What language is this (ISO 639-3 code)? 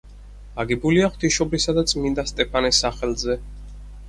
kat